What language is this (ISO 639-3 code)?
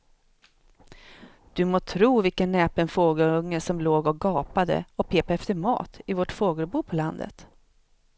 swe